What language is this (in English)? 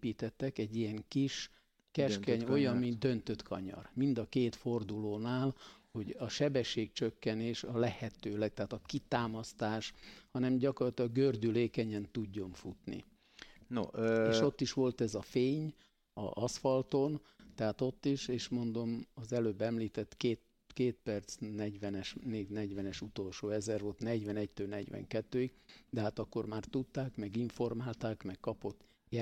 Hungarian